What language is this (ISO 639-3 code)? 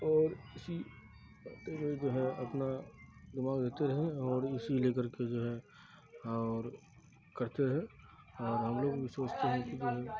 urd